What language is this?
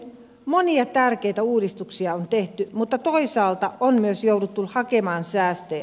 Finnish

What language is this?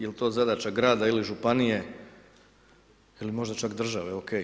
Croatian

